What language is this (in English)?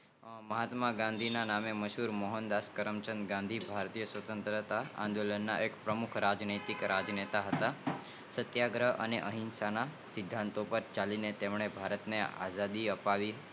Gujarati